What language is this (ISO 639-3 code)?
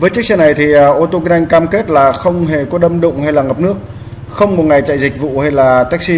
vie